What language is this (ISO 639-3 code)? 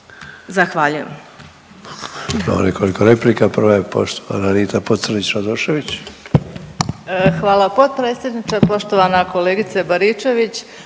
hrv